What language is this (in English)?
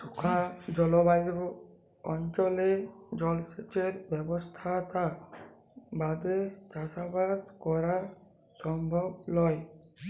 Bangla